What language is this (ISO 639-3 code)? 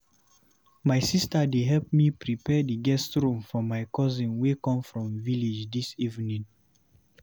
pcm